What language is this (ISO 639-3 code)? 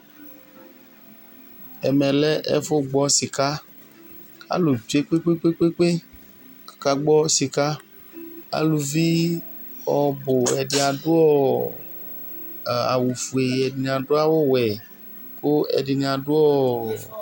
kpo